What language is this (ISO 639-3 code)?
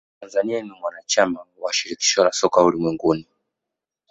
swa